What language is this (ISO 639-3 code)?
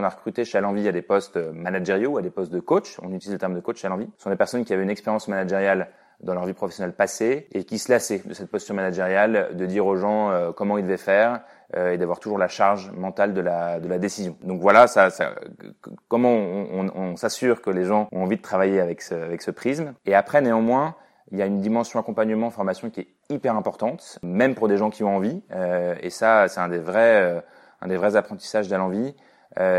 fra